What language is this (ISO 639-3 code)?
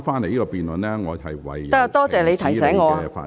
yue